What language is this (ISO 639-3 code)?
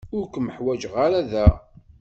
kab